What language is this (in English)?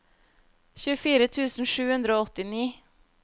Norwegian